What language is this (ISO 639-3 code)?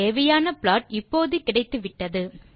tam